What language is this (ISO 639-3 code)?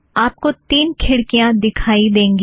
hin